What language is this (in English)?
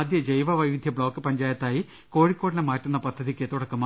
Malayalam